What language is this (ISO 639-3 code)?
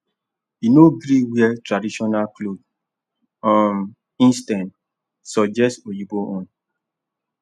pcm